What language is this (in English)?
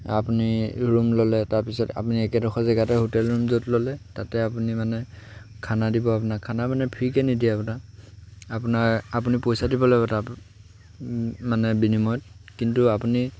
Assamese